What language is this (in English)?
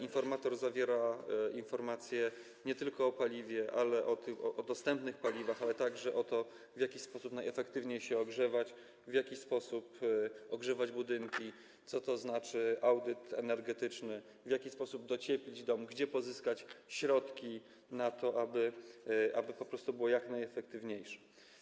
Polish